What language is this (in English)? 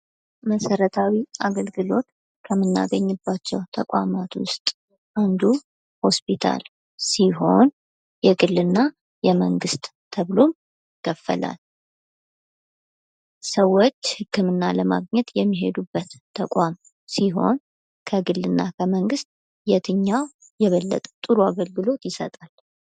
Amharic